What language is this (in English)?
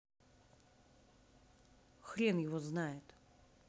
Russian